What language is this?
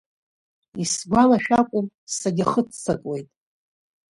Abkhazian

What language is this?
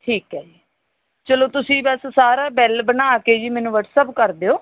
Punjabi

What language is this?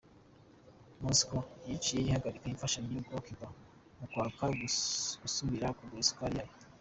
Kinyarwanda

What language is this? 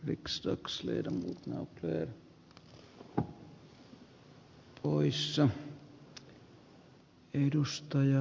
Finnish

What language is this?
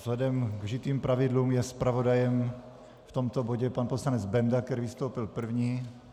Czech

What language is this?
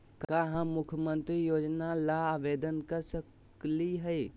Magahi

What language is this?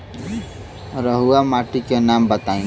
Bhojpuri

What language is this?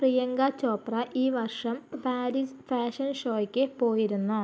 Malayalam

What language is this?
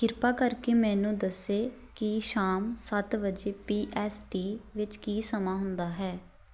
Punjabi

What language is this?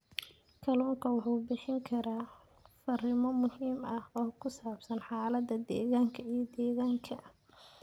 Somali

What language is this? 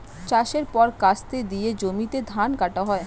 Bangla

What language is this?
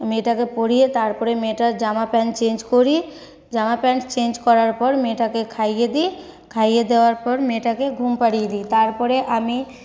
Bangla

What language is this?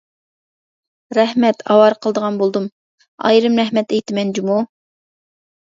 Uyghur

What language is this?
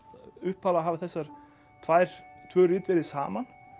Icelandic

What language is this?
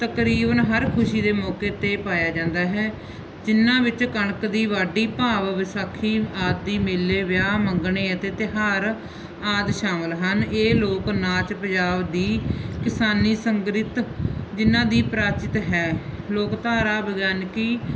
Punjabi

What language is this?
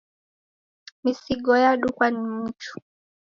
Taita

